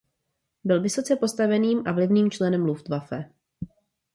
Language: Czech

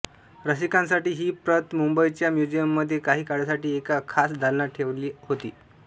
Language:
Marathi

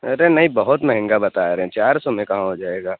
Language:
Urdu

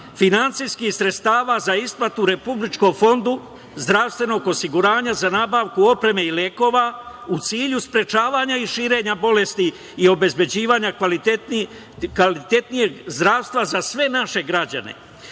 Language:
Serbian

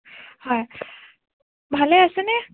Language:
Assamese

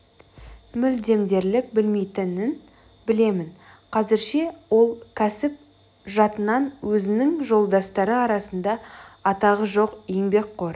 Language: Kazakh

